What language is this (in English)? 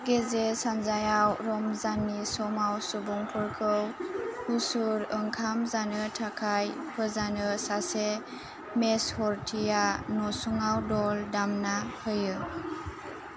Bodo